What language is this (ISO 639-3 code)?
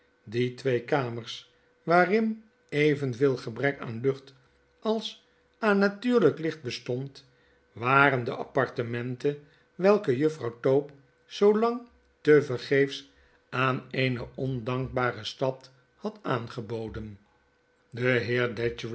nld